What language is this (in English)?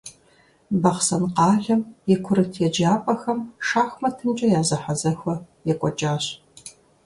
Kabardian